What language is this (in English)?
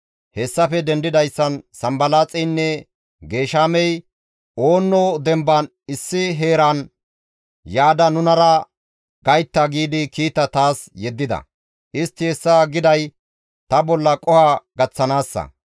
Gamo